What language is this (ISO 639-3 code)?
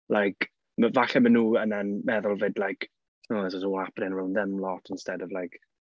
cym